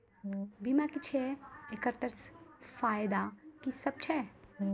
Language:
Maithili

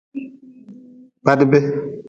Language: Nawdm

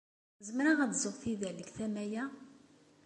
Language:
Kabyle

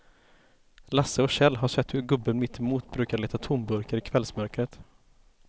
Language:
Swedish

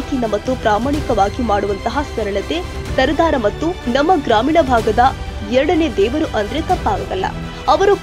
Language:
Kannada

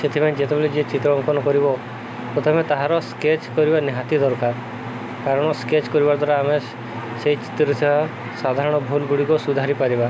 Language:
Odia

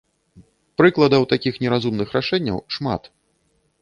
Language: Belarusian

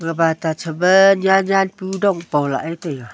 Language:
Wancho Naga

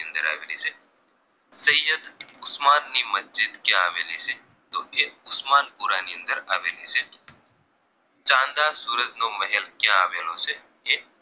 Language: Gujarati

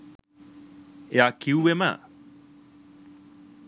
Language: Sinhala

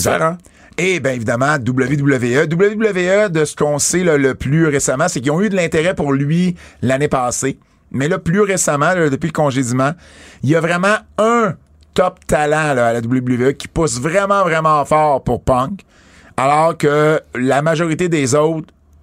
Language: French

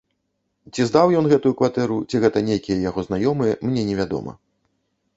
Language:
Belarusian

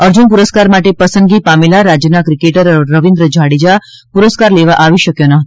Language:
Gujarati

